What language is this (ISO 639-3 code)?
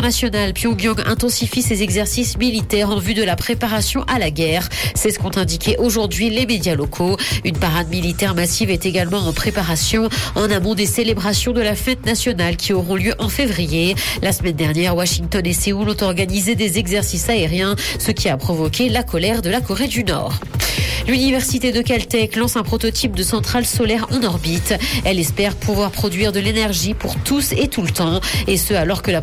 fra